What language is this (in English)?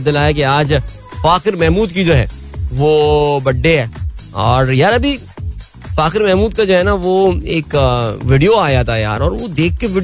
Hindi